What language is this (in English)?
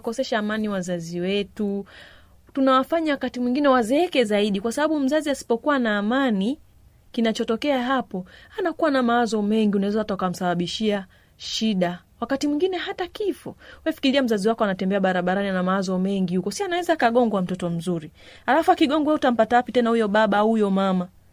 Swahili